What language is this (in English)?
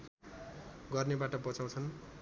Nepali